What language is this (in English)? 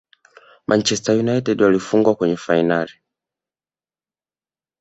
Swahili